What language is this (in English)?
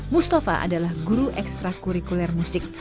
Indonesian